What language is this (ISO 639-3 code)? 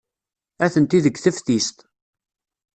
kab